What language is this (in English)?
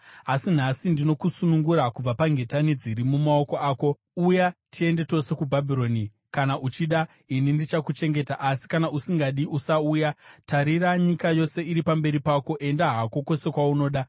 Shona